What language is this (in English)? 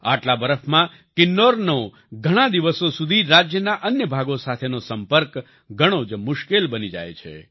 Gujarati